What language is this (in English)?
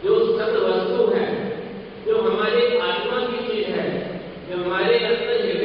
Hindi